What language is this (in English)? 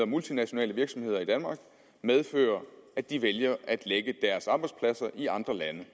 Danish